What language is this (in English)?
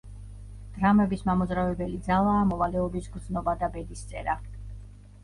Georgian